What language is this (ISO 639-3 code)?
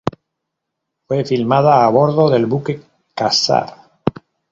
spa